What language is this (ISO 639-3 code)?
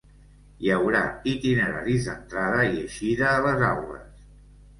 cat